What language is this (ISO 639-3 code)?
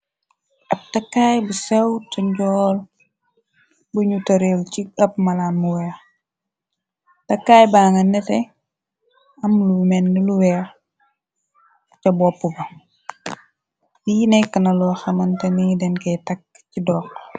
wol